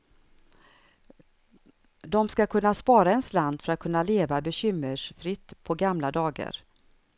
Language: Swedish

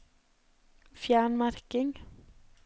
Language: Norwegian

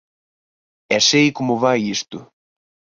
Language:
Galician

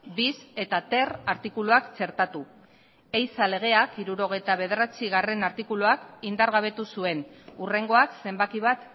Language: Basque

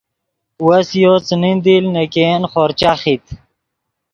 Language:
Yidgha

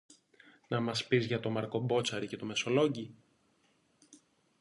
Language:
Greek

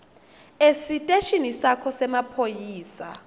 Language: Swati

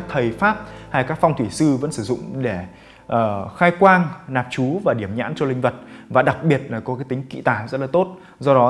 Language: Vietnamese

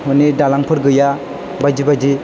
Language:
Bodo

